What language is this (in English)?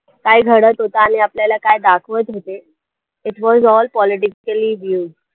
Marathi